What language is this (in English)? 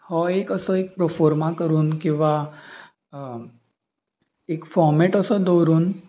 Konkani